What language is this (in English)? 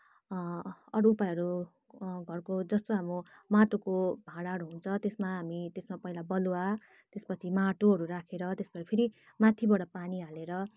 Nepali